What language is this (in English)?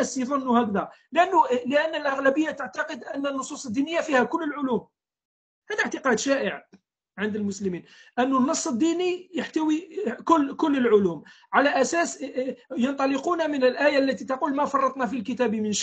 Arabic